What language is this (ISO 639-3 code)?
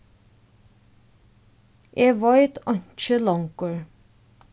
fao